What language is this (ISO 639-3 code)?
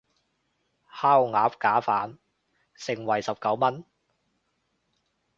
yue